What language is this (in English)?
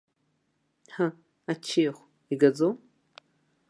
Abkhazian